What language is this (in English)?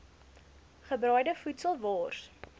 Afrikaans